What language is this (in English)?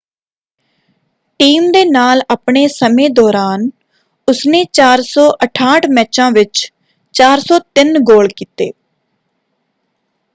Punjabi